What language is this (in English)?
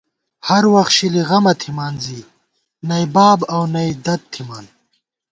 Gawar-Bati